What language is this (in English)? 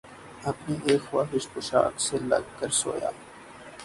Urdu